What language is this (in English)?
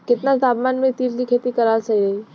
Bhojpuri